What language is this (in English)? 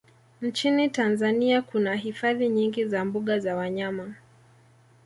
Swahili